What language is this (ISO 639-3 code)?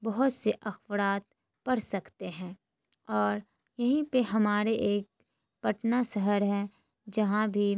urd